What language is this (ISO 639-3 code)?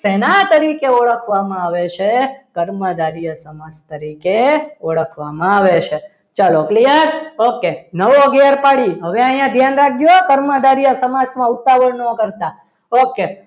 guj